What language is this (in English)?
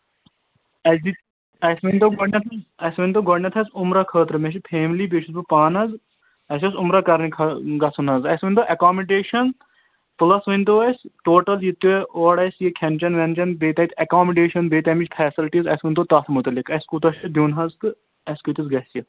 Kashmiri